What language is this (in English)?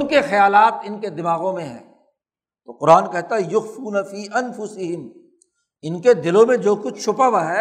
Urdu